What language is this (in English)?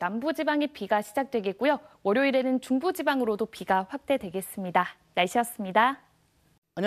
Korean